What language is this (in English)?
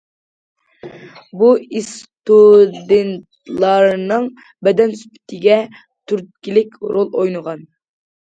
Uyghur